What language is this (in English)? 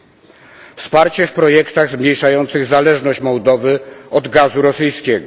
Polish